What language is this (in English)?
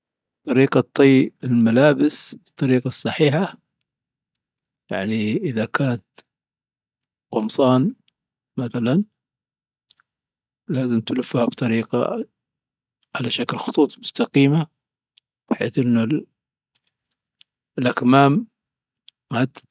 Dhofari Arabic